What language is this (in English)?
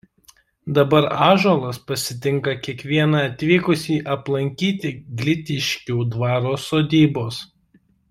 Lithuanian